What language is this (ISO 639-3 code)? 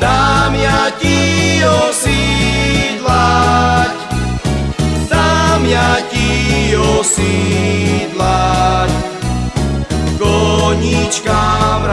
ukr